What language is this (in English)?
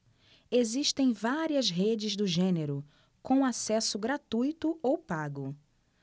Portuguese